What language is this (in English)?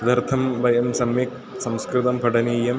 Sanskrit